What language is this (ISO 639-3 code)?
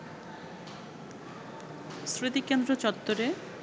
ben